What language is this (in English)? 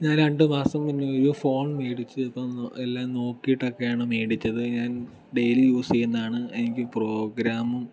Malayalam